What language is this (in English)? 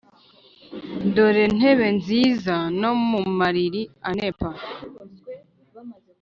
Kinyarwanda